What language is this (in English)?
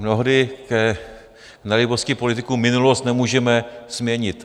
Czech